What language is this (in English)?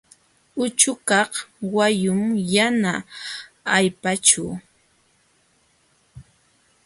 Jauja Wanca Quechua